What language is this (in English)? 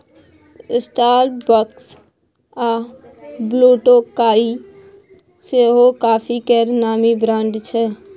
Maithili